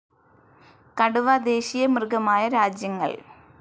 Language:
Malayalam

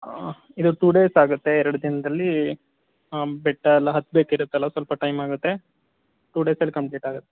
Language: Kannada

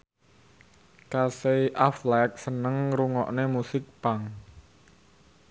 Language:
Javanese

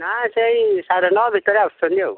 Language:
Odia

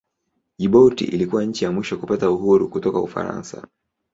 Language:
Swahili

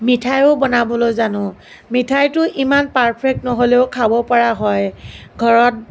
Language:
Assamese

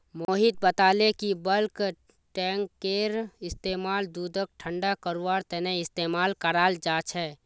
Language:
Magahi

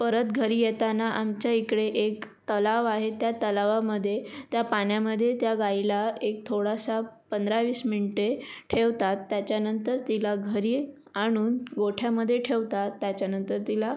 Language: Marathi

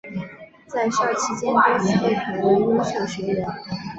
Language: Chinese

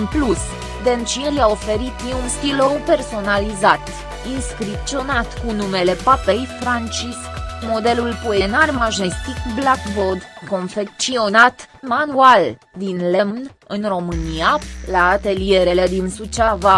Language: Romanian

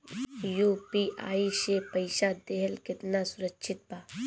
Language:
Bhojpuri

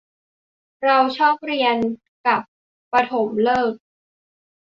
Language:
Thai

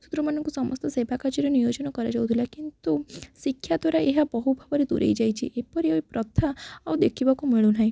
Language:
Odia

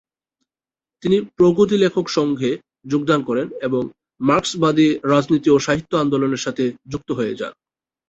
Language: Bangla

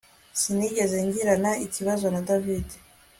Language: Kinyarwanda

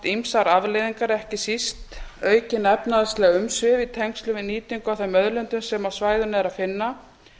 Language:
Icelandic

